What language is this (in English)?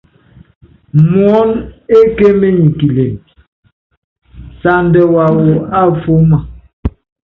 Yangben